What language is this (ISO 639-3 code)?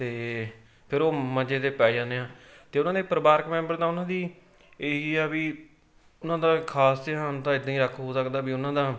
pan